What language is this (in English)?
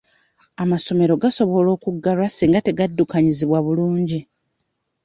Ganda